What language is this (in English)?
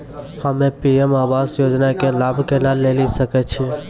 Maithili